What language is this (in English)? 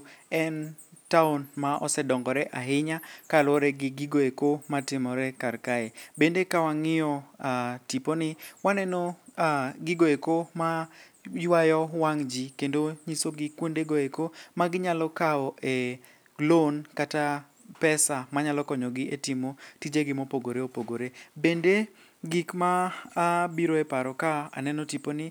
Luo (Kenya and Tanzania)